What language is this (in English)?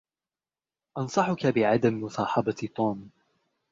Arabic